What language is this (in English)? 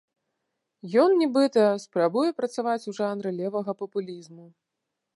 Belarusian